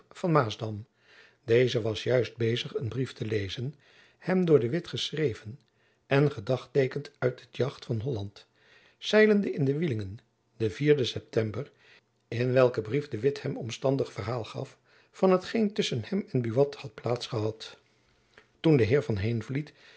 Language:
Dutch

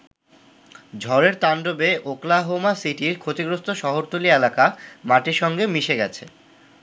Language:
Bangla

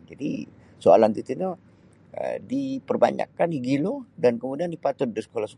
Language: Sabah Bisaya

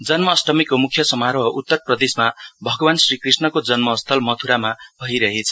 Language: Nepali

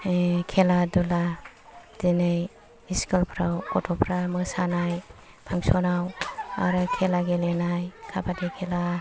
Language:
Bodo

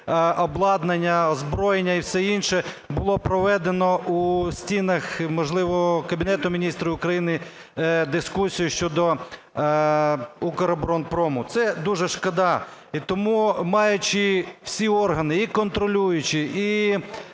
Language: Ukrainian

